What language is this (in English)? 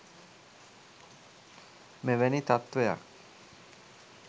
Sinhala